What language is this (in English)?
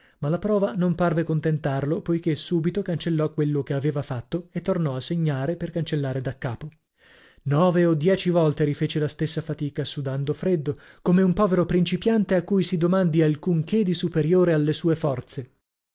Italian